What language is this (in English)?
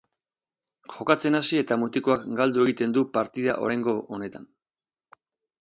Basque